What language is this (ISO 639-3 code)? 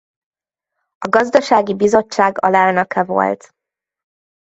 hun